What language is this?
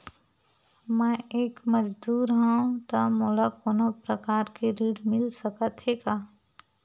Chhattisgarhi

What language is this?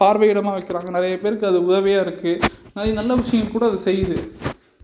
Tamil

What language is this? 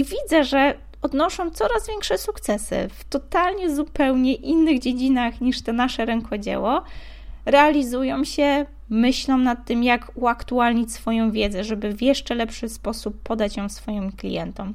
Polish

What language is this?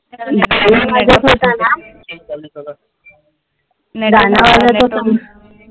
Marathi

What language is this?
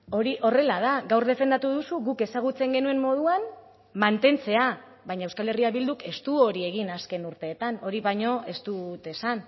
Basque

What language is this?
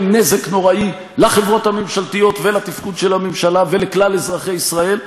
Hebrew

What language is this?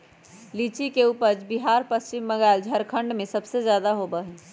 Magahi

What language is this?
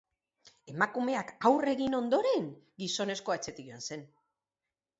Basque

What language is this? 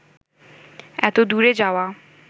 Bangla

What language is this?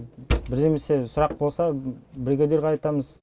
Kazakh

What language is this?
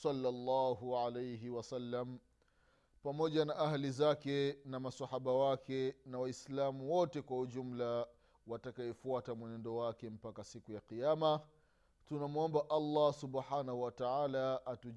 Swahili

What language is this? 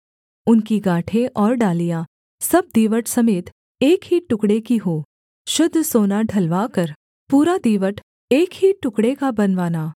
Hindi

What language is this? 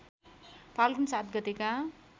Nepali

